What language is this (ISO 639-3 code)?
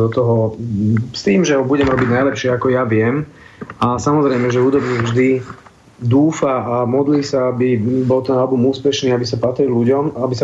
slk